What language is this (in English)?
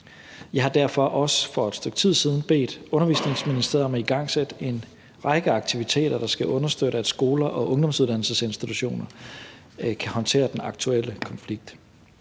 Danish